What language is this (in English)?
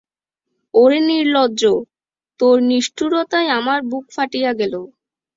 Bangla